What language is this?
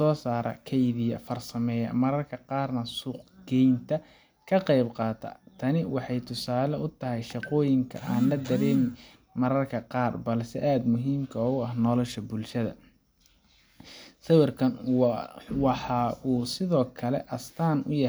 Somali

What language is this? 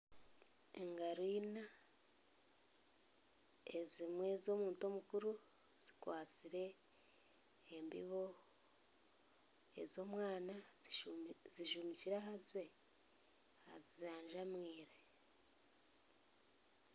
Nyankole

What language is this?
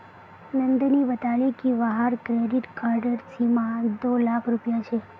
Magahi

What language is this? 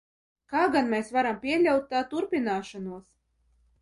Latvian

